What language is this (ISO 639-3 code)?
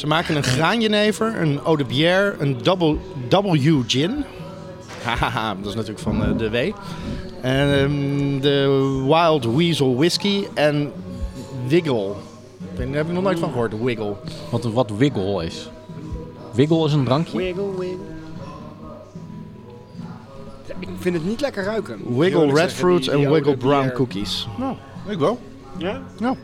nld